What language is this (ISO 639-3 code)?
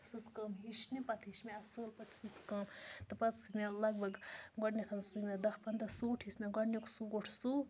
kas